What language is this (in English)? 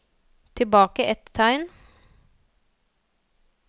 Norwegian